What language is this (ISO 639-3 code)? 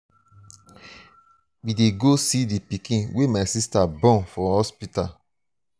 pcm